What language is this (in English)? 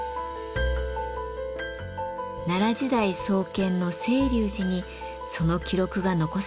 Japanese